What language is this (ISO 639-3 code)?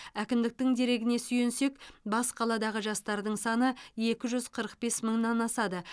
kaz